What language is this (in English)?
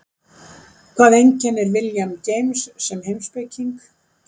Icelandic